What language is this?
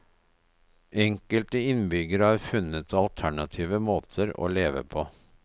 Norwegian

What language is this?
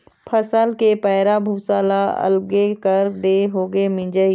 Chhattisgarhi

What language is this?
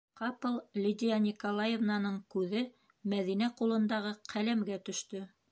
Bashkir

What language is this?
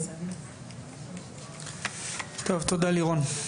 Hebrew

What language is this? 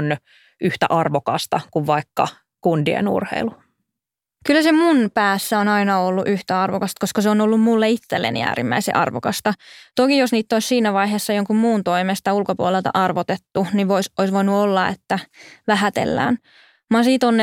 Finnish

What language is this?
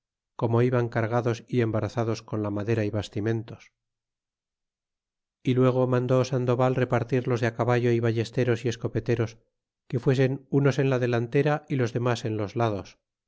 Spanish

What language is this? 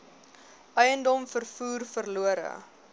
Afrikaans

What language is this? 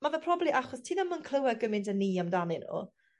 Welsh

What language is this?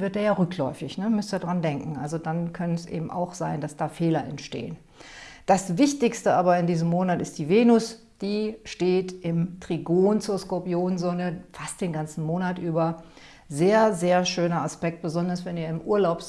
German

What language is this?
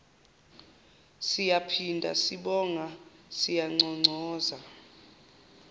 Zulu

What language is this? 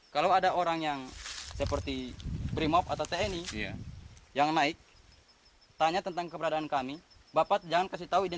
Indonesian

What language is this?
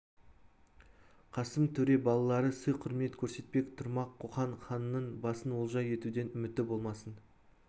Kazakh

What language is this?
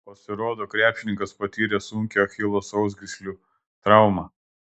Lithuanian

